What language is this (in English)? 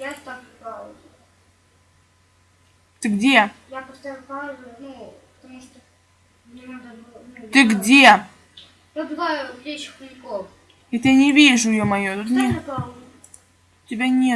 Russian